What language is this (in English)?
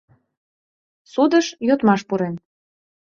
Mari